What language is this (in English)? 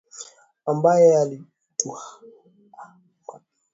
Swahili